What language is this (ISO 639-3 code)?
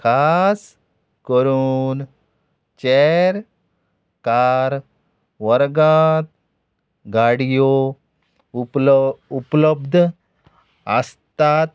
kok